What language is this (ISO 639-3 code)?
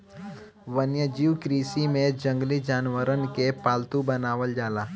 bho